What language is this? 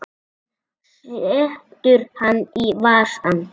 Icelandic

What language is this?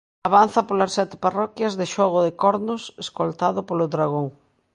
Galician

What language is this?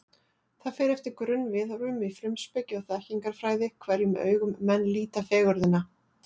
Icelandic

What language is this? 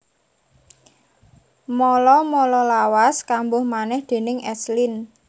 Javanese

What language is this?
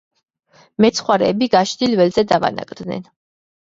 Georgian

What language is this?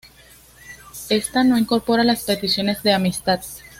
Spanish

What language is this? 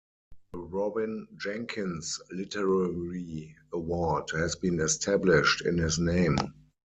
English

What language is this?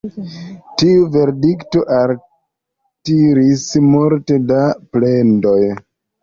Esperanto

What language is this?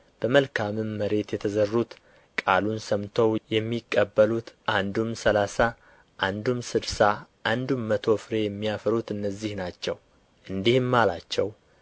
Amharic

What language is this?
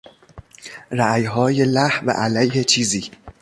Persian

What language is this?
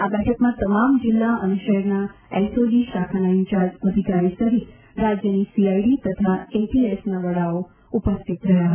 Gujarati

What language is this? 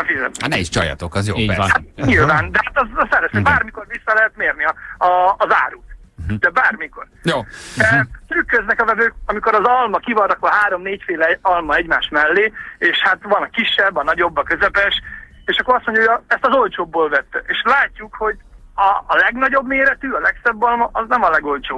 Hungarian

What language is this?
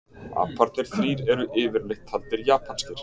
Icelandic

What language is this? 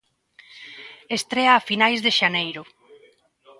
Galician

